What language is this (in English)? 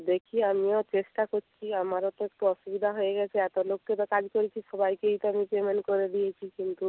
Bangla